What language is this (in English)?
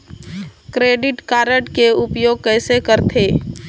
Chhattisgarhi